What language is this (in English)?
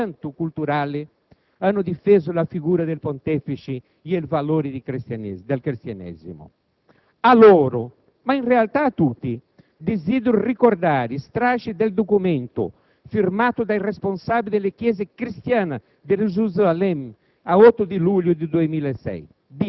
Italian